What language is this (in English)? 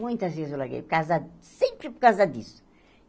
Portuguese